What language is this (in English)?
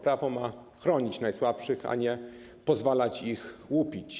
Polish